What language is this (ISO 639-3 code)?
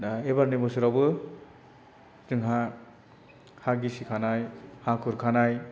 brx